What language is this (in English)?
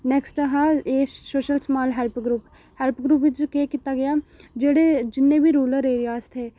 Dogri